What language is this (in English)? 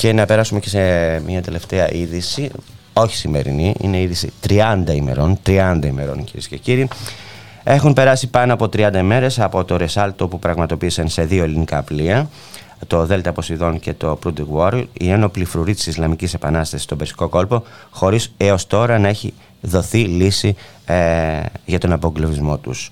Greek